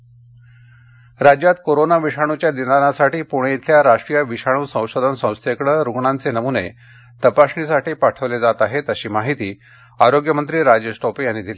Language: Marathi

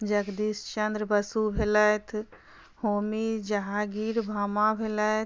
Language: Maithili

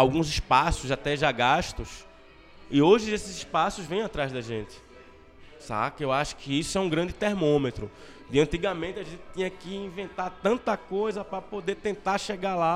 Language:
Portuguese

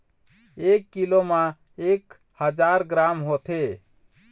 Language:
Chhattisgarhi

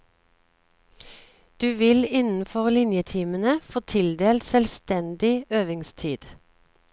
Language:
Norwegian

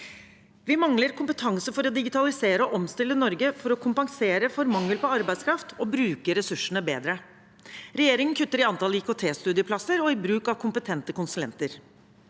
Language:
Norwegian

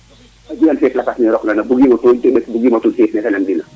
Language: Serer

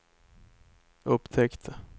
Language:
Swedish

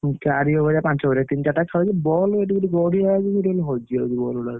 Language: Odia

